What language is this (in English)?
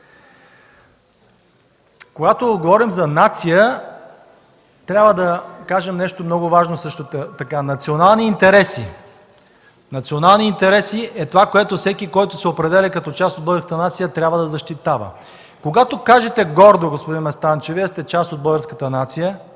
Bulgarian